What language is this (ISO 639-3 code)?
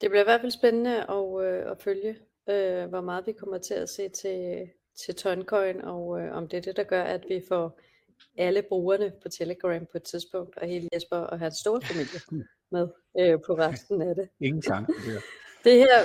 dan